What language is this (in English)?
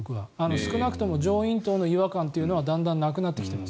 Japanese